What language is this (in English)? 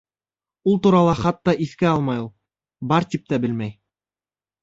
Bashkir